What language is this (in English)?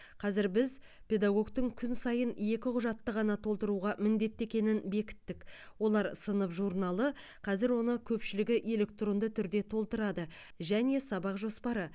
Kazakh